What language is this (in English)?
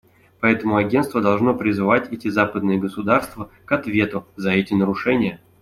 Russian